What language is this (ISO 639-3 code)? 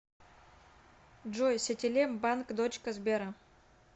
rus